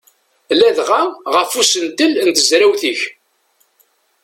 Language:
Kabyle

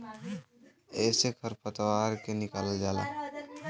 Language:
Bhojpuri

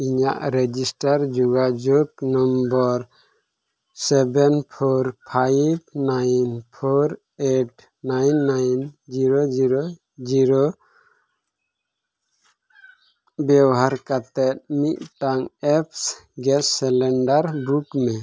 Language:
Santali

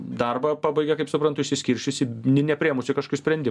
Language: Lithuanian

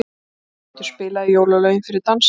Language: Icelandic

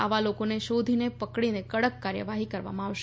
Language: Gujarati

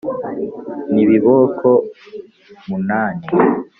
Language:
Kinyarwanda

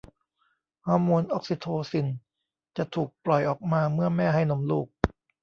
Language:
Thai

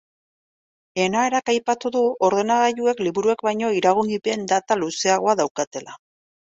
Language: Basque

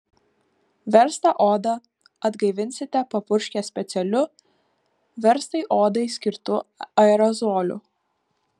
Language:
Lithuanian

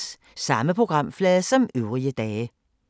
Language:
Danish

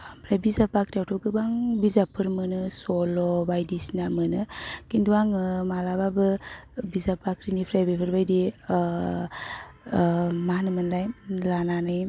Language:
Bodo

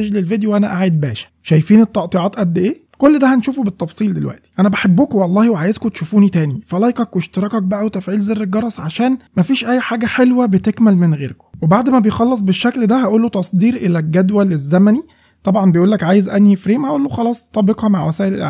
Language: Arabic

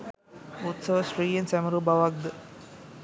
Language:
Sinhala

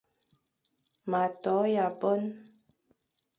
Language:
Fang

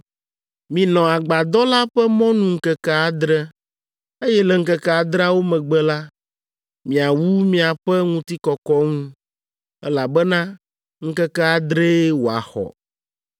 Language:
Ewe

